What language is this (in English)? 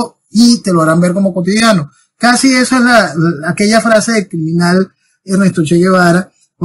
Spanish